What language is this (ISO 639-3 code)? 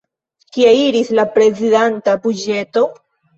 epo